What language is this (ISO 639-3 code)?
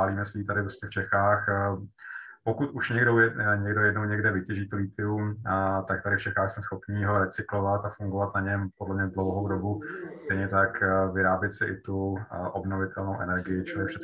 ces